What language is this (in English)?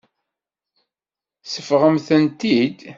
Kabyle